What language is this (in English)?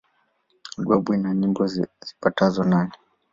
Swahili